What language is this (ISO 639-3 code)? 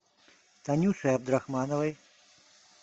rus